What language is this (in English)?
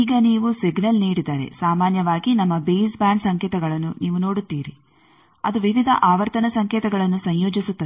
Kannada